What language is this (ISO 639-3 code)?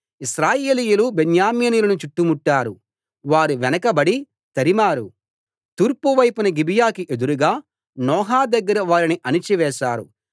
tel